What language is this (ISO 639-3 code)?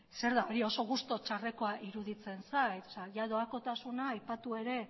eus